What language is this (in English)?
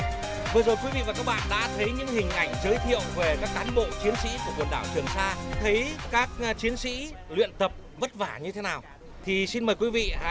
Vietnamese